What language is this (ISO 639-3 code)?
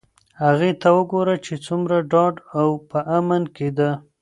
pus